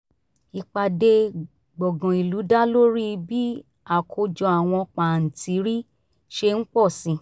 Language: Yoruba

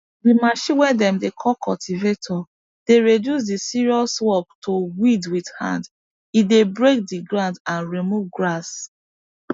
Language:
Nigerian Pidgin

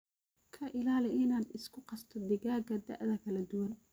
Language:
Somali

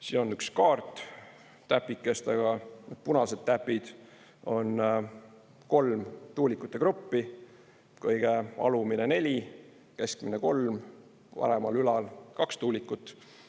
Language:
Estonian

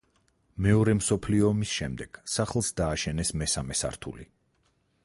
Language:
Georgian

